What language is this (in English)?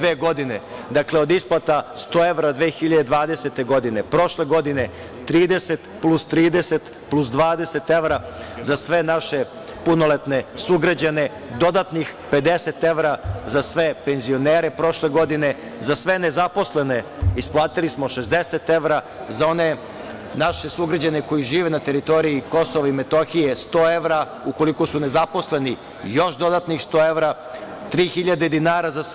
Serbian